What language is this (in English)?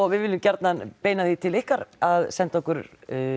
Icelandic